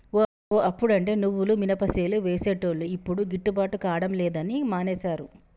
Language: Telugu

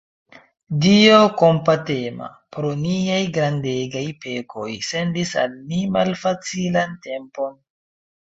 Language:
Esperanto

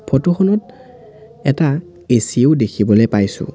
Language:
Assamese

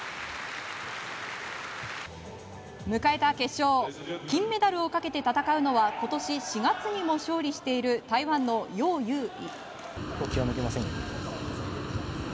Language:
Japanese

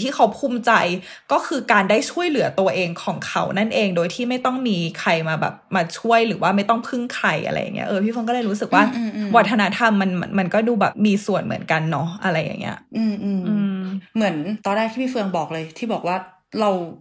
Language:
Thai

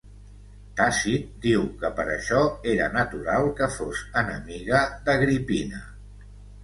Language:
Catalan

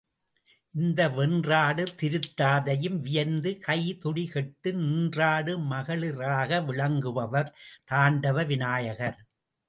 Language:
Tamil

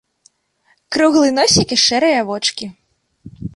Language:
Belarusian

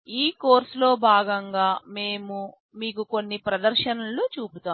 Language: Telugu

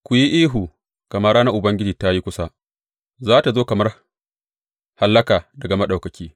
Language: Hausa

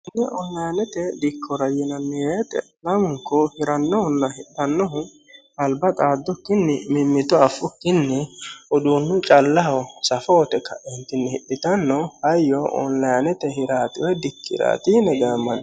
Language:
Sidamo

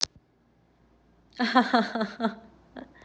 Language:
Russian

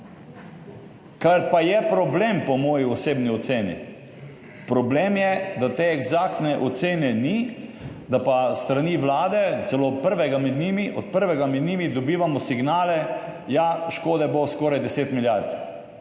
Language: Slovenian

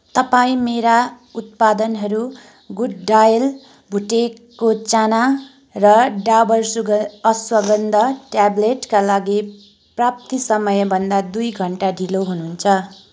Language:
Nepali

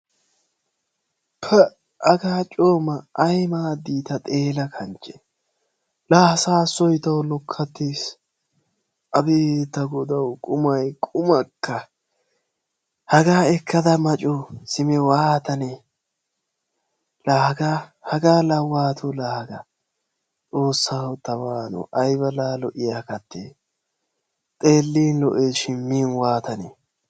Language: Wolaytta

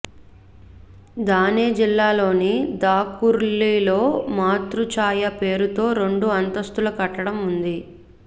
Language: Telugu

